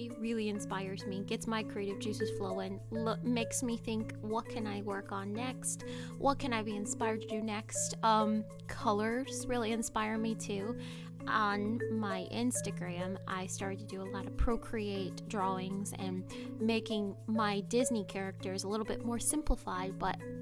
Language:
English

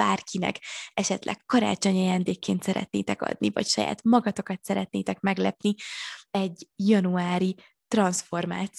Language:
Hungarian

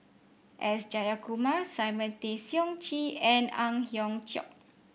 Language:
English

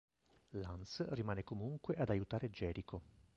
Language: Italian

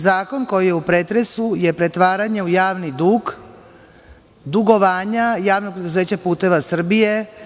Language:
Serbian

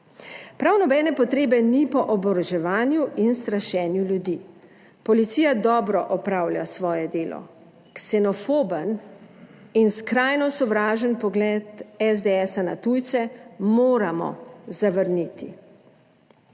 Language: Slovenian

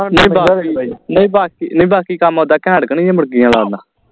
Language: Punjabi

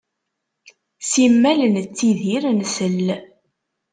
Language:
Kabyle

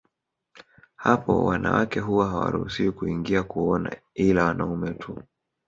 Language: Swahili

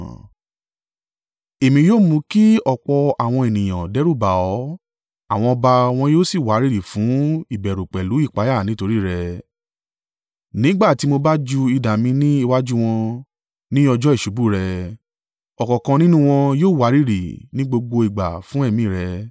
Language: Yoruba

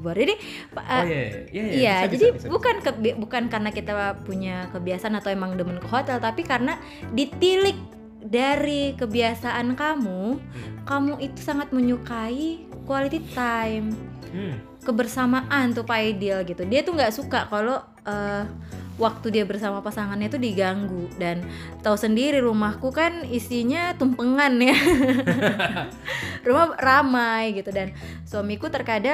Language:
Indonesian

